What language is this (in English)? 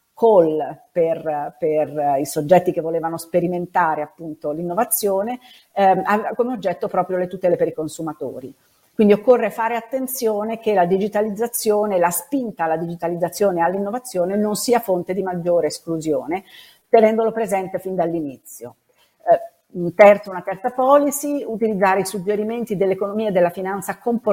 Italian